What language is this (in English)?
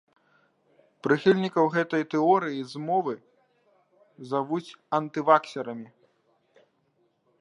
Belarusian